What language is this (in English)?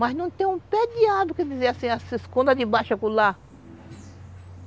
Portuguese